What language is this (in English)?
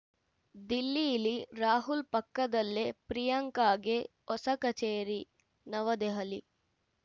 Kannada